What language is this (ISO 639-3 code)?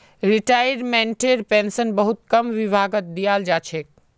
mag